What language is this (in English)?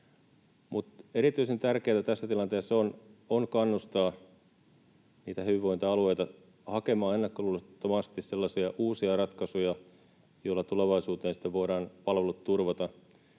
Finnish